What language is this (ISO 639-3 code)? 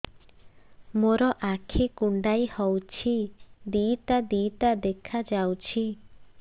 ori